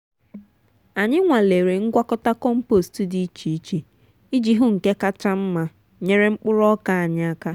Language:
Igbo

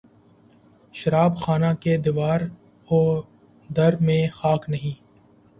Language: Urdu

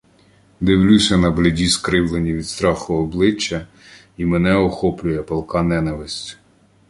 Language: Ukrainian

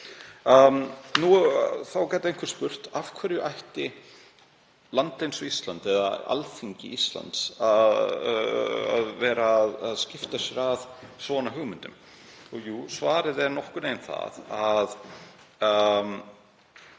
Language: Icelandic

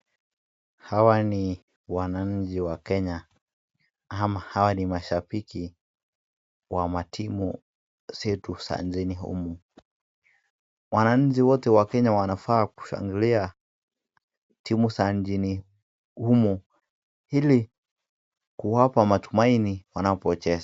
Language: Swahili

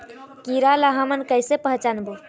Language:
Chhattisgarhi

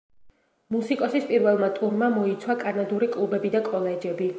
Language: Georgian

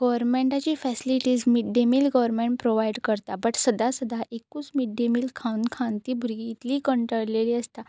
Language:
Konkani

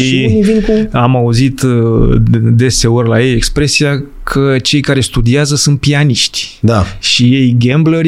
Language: Romanian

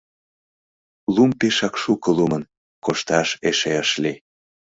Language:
Mari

